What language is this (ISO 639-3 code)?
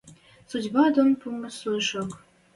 mrj